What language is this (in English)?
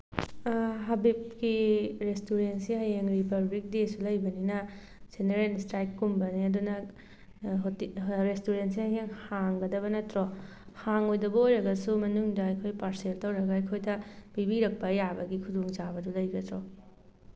Manipuri